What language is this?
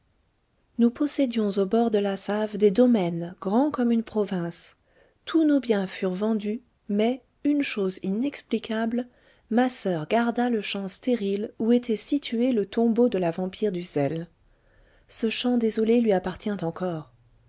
French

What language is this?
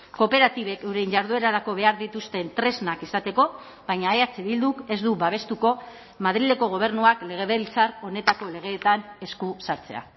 Basque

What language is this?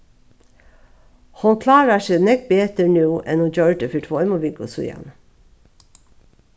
Faroese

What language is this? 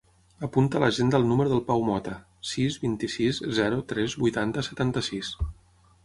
Catalan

